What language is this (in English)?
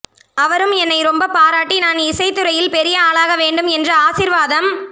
Tamil